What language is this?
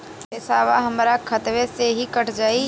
Bhojpuri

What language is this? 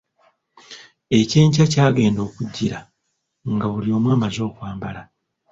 Ganda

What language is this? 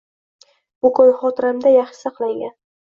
Uzbek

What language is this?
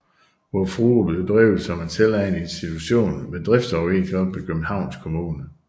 Danish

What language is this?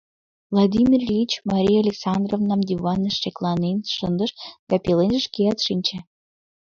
Mari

